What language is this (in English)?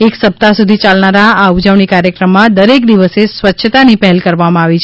Gujarati